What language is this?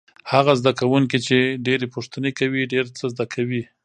Pashto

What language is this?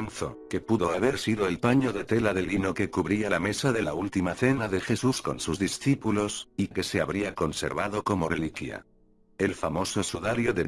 Spanish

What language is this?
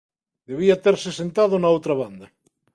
Galician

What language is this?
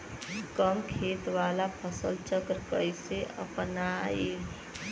Bhojpuri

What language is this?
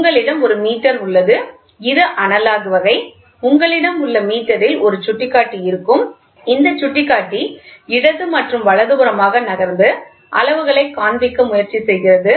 Tamil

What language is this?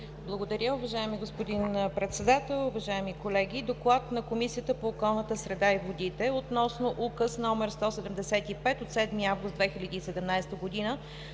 Bulgarian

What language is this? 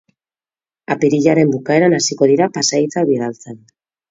Basque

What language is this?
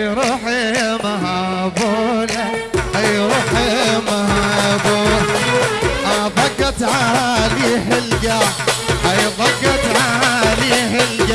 Arabic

